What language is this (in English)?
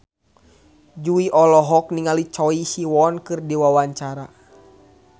Sundanese